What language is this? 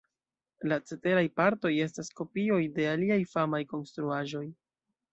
Esperanto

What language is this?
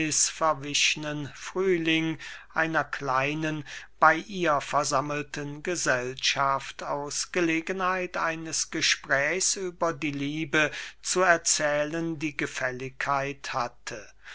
German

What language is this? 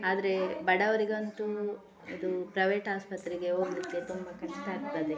Kannada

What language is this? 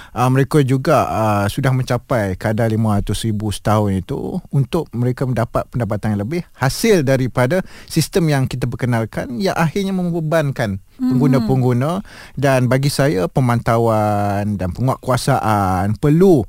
Malay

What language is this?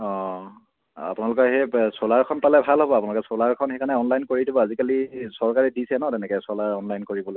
Assamese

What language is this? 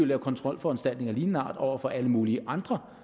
Danish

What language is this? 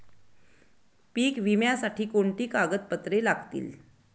Marathi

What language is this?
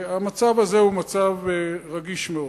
Hebrew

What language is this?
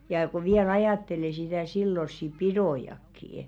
Finnish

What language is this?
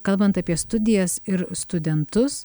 Lithuanian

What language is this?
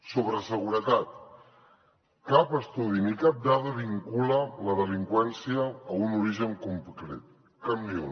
Catalan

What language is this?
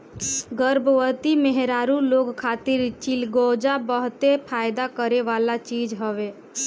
Bhojpuri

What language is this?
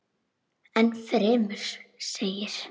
Icelandic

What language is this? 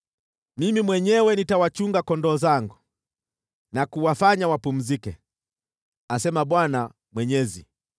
Swahili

